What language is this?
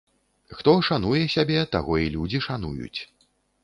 Belarusian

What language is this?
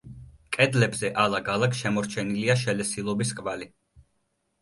Georgian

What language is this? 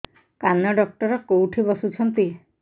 Odia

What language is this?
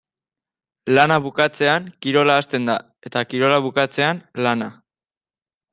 Basque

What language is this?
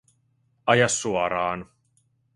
Finnish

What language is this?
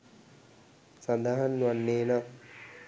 Sinhala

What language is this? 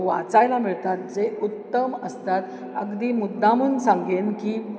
Marathi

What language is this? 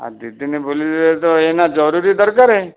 Odia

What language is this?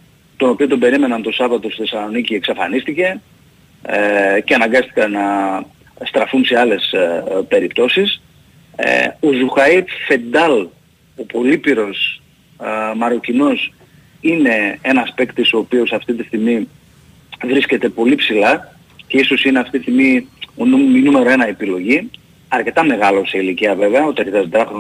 Greek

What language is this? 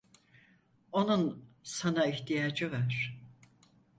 Turkish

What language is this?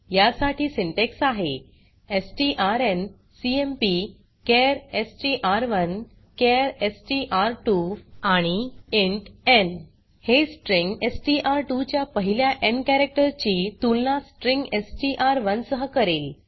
Marathi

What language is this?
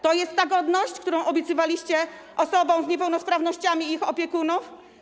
Polish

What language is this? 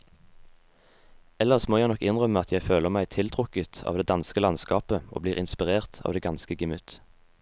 Norwegian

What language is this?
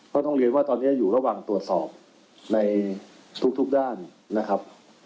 Thai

